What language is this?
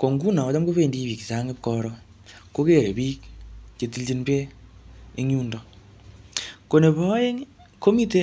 Kalenjin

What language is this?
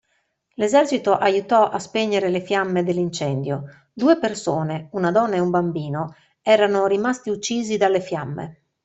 Italian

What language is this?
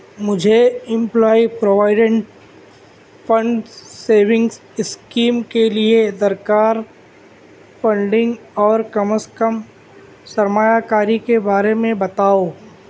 Urdu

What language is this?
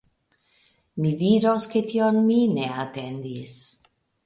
Esperanto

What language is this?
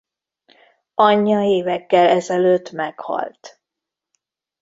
Hungarian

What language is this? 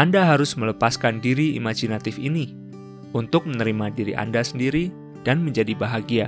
Indonesian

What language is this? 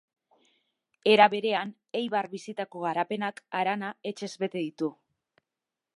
Basque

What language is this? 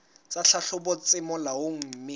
Southern Sotho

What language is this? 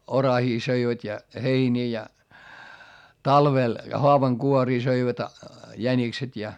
Finnish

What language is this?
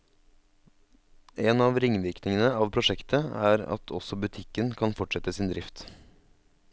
Norwegian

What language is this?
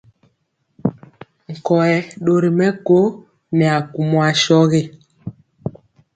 Mpiemo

